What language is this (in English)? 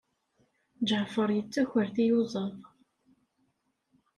Kabyle